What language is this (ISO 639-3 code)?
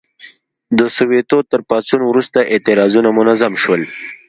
pus